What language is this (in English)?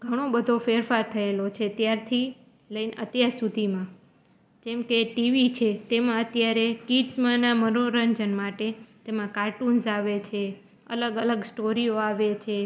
Gujarati